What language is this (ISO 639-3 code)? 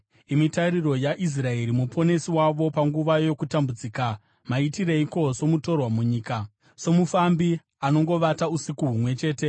sna